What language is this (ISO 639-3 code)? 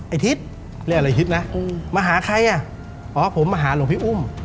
tha